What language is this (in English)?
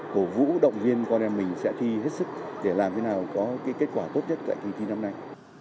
Vietnamese